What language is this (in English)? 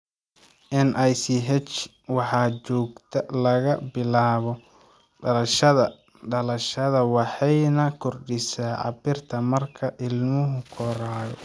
Somali